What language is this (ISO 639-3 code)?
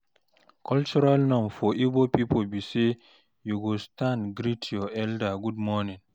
pcm